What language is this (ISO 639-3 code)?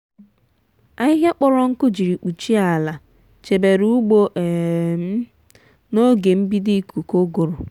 ibo